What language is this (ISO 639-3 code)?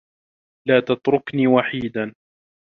ara